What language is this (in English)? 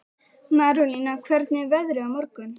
Icelandic